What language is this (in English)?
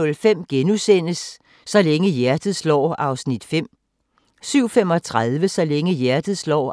Danish